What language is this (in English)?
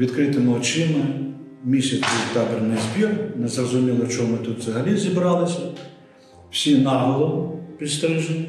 Ukrainian